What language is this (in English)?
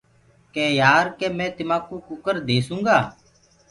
Gurgula